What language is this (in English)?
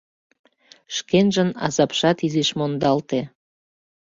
Mari